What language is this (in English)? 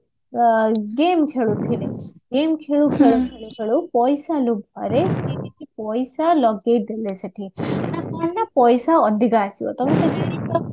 Odia